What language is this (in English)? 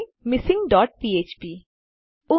Gujarati